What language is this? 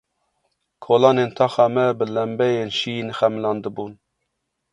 Kurdish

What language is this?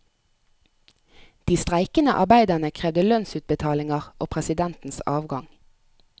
Norwegian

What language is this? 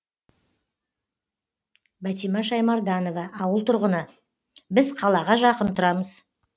Kazakh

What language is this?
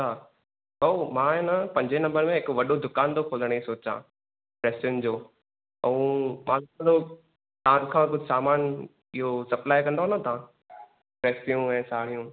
Sindhi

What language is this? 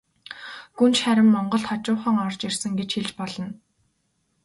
Mongolian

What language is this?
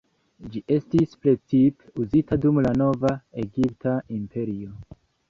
Esperanto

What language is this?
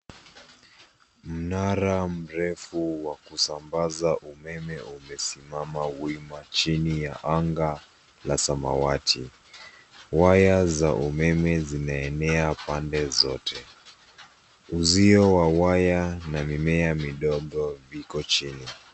Swahili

